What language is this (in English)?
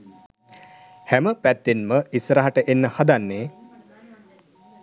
Sinhala